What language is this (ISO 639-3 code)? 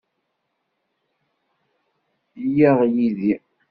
kab